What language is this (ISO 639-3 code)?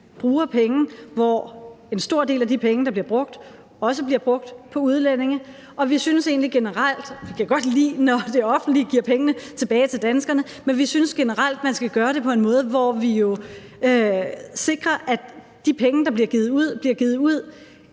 dan